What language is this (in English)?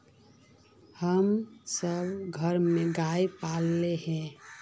Magahi